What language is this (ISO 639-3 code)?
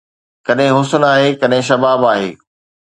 snd